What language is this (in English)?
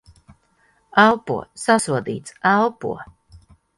Latvian